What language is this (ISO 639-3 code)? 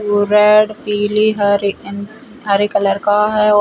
hin